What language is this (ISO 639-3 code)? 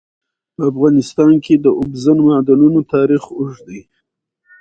pus